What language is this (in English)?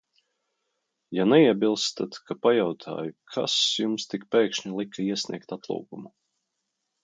Latvian